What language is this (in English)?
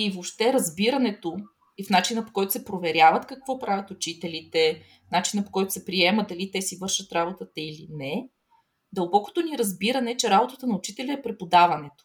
Bulgarian